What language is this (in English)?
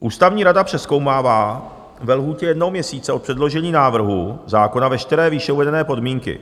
Czech